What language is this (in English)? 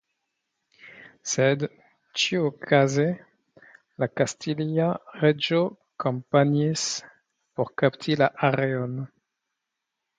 Esperanto